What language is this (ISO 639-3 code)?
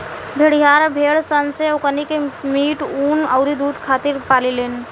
bho